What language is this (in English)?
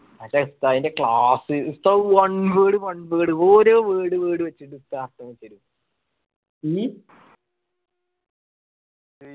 Malayalam